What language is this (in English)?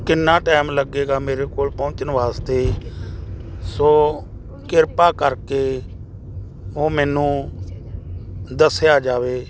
Punjabi